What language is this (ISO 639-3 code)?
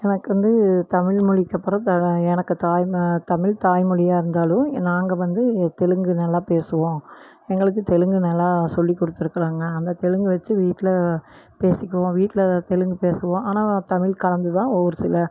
tam